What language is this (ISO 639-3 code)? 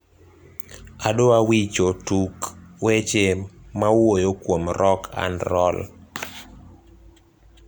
luo